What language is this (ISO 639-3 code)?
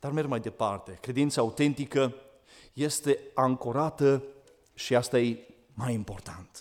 ron